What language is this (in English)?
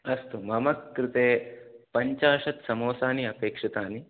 Sanskrit